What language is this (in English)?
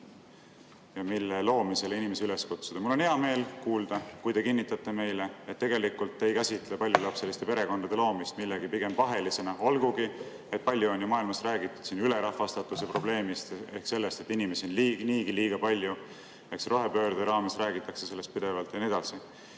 Estonian